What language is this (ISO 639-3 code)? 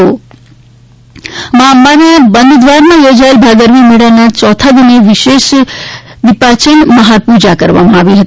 guj